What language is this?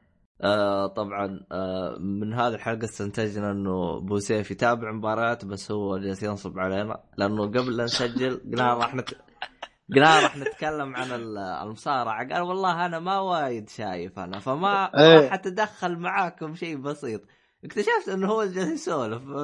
Arabic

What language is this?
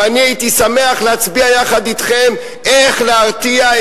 Hebrew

